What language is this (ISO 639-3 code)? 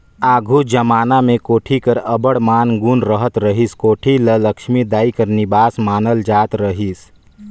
hne